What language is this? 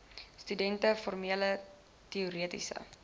Afrikaans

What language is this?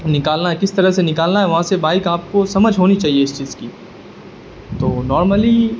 Urdu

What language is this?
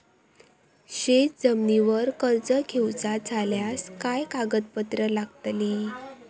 Marathi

